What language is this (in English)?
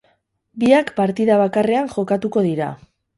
Basque